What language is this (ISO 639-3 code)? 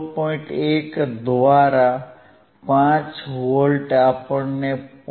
guj